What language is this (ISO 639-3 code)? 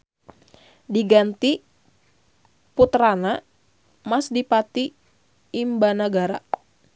sun